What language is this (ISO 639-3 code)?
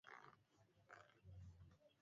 swa